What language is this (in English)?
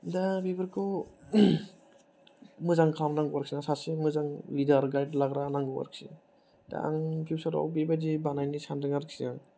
Bodo